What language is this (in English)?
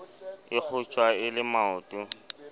Southern Sotho